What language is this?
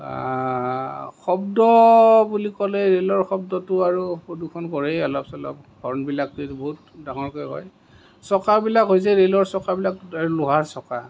Assamese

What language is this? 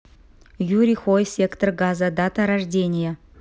Russian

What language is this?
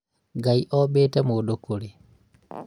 Kikuyu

